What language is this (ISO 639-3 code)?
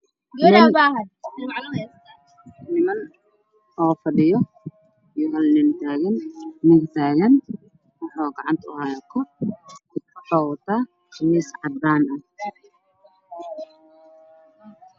som